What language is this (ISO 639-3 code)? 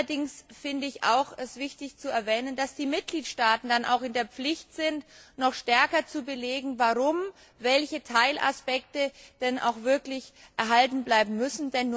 deu